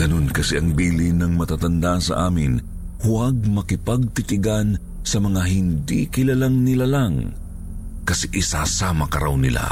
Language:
Filipino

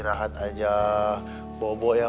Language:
Indonesian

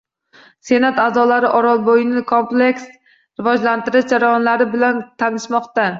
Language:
Uzbek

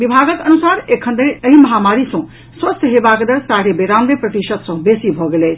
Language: Maithili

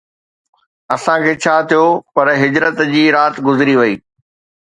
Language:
Sindhi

